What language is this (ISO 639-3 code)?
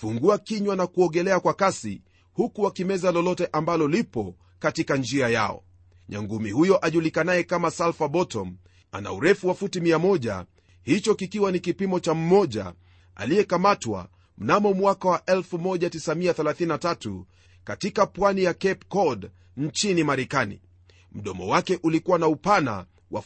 swa